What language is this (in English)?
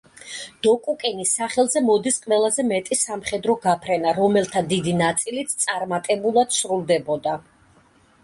Georgian